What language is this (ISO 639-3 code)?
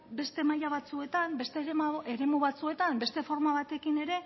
eus